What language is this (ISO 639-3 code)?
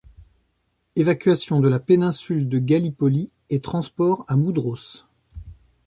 fra